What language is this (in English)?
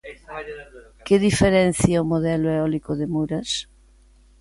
Galician